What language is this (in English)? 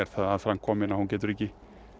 Icelandic